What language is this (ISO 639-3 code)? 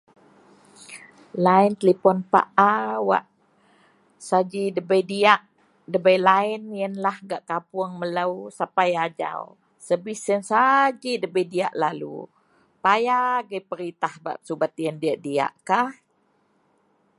mel